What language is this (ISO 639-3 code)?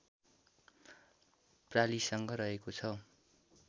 nep